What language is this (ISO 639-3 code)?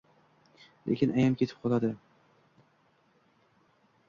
uzb